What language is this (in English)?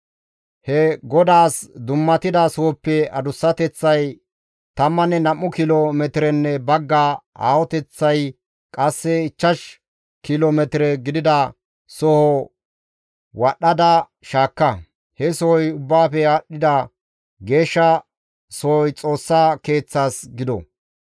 Gamo